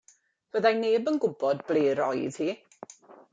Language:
Welsh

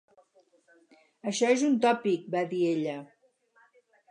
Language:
Catalan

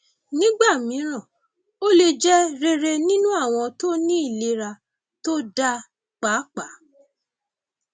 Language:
Yoruba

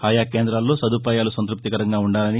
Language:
Telugu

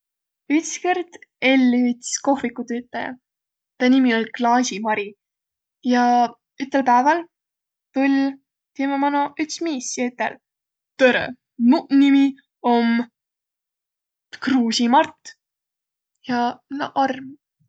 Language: Võro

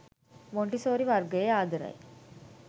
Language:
Sinhala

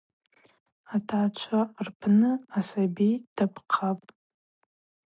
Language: Abaza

